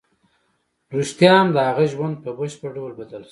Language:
Pashto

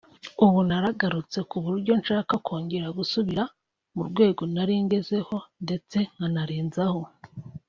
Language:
Kinyarwanda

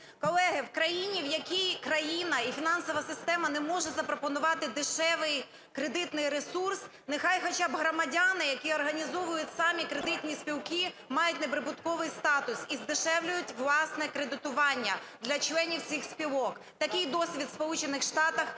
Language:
Ukrainian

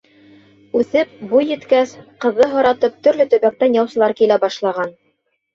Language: Bashkir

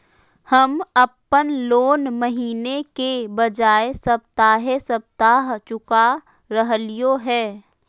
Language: Magahi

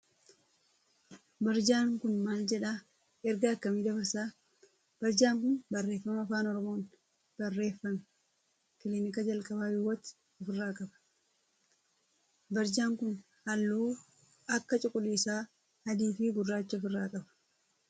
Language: Oromo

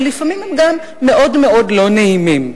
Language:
Hebrew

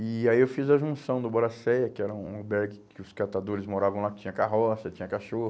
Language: Portuguese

